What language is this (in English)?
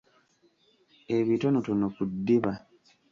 Ganda